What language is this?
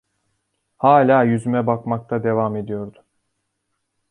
Turkish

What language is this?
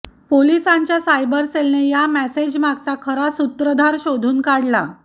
Marathi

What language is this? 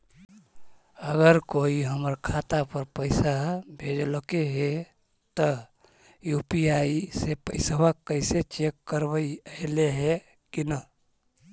Magahi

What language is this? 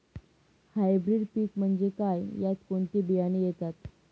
Marathi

